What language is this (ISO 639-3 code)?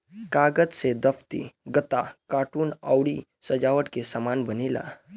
bho